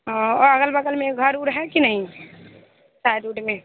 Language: Hindi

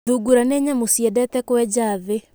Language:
Kikuyu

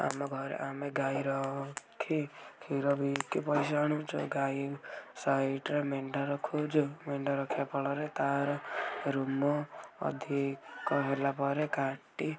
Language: Odia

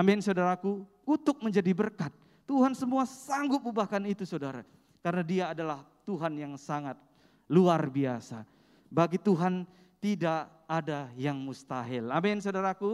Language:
Indonesian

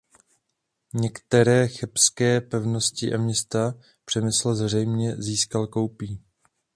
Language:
Czech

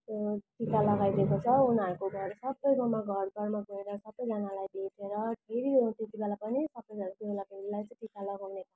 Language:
Nepali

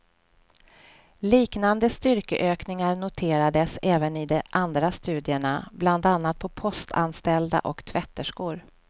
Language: Swedish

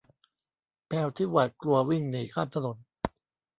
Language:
Thai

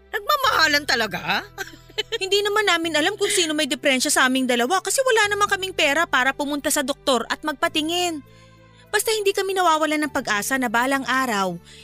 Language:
Filipino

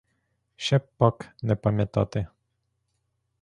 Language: Ukrainian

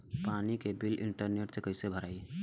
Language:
Bhojpuri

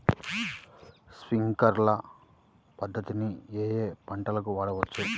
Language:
Telugu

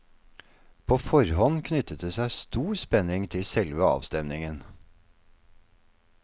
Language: Norwegian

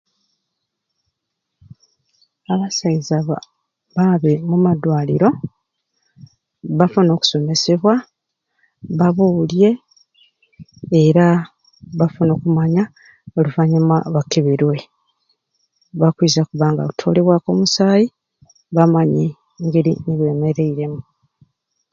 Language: Ruuli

